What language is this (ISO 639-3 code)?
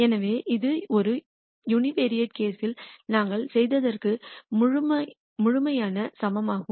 tam